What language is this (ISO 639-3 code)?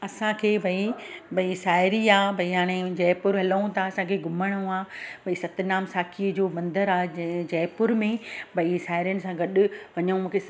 snd